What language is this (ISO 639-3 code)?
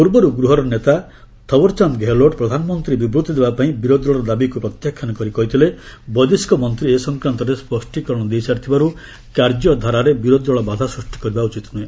ori